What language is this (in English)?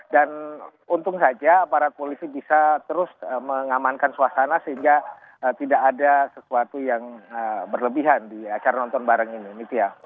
Indonesian